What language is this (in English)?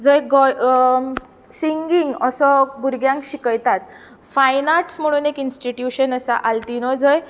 Konkani